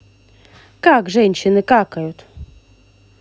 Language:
Russian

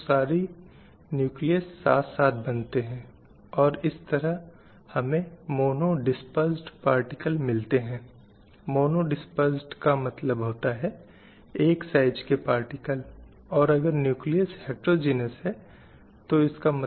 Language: Hindi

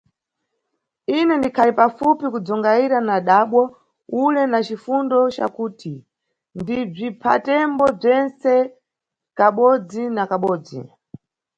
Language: Nyungwe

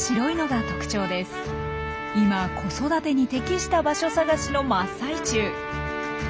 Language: Japanese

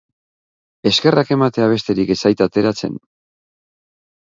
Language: Basque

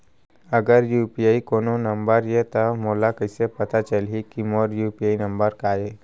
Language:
Chhattisgarhi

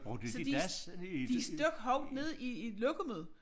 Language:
Danish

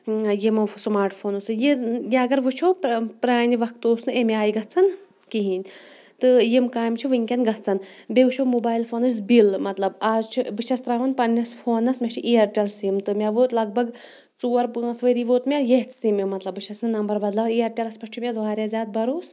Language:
Kashmiri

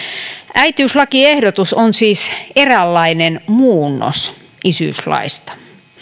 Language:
Finnish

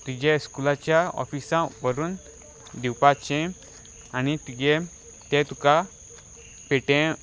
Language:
Konkani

